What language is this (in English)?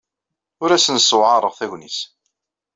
Kabyle